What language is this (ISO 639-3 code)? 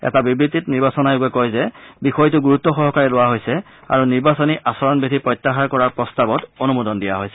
asm